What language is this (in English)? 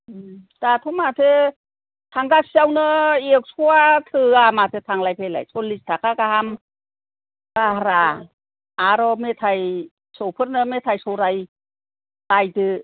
Bodo